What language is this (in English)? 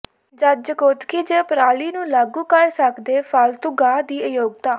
Punjabi